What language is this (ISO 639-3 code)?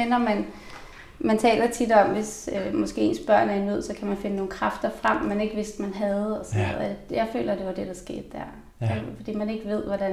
dan